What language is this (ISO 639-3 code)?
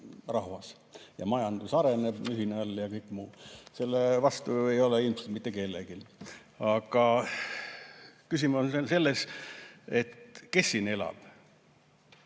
est